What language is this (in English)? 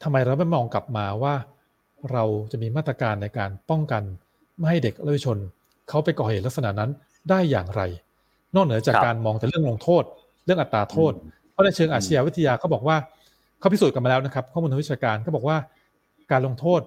Thai